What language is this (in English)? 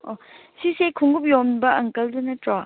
Manipuri